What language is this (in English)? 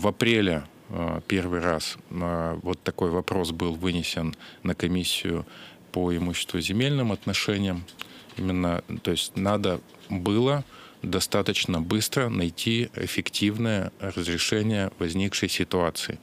Russian